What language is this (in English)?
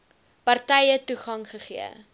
Afrikaans